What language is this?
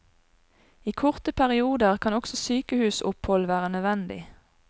Norwegian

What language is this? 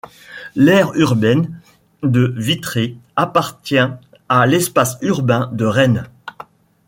French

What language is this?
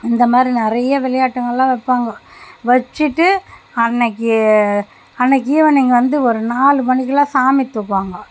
Tamil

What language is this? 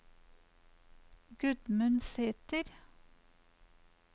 Norwegian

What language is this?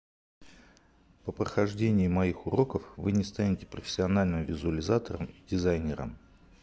Russian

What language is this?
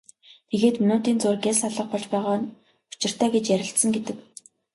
Mongolian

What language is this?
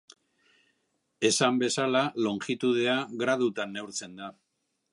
Basque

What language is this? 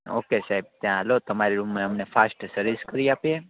Gujarati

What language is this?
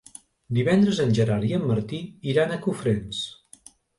Catalan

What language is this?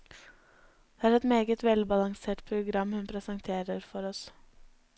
Norwegian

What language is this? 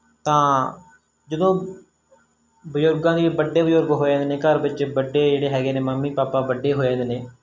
Punjabi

